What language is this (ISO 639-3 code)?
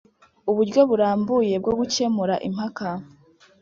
kin